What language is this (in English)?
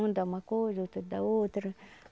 Portuguese